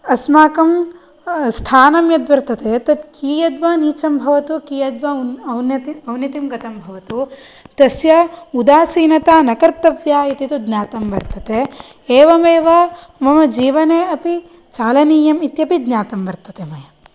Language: Sanskrit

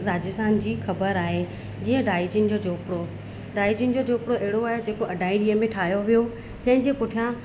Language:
Sindhi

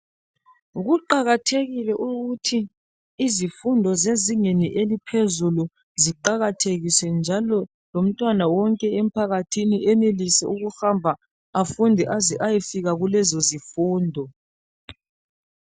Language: North Ndebele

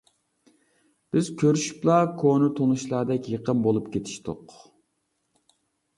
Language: Uyghur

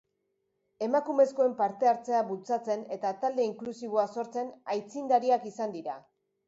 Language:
Basque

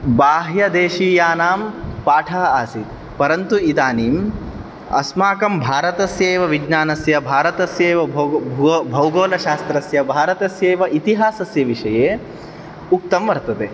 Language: Sanskrit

